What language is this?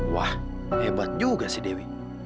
Indonesian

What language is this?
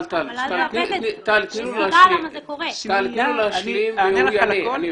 Hebrew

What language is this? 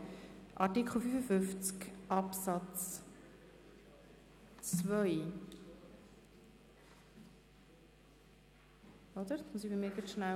Swiss German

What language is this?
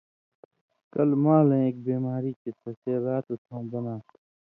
Indus Kohistani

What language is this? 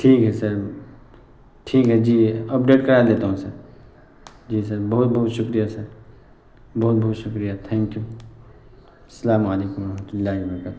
Urdu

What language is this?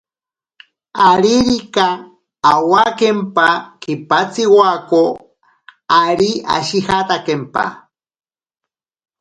Ashéninka Perené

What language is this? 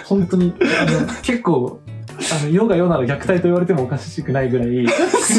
Japanese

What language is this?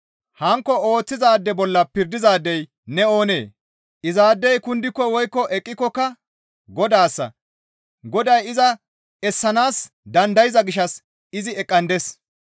Gamo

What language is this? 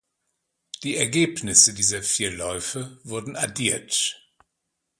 German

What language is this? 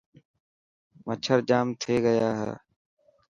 Dhatki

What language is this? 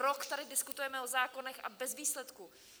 Czech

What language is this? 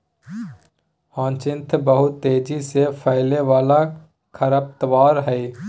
Magahi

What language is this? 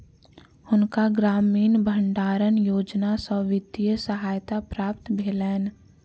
Maithili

